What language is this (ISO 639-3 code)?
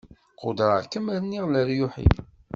kab